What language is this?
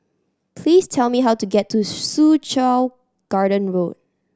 English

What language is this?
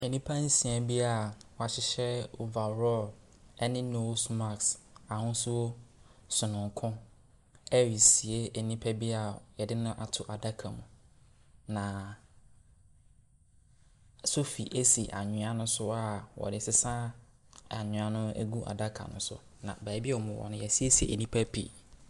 Akan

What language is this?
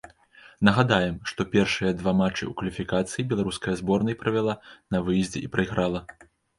Belarusian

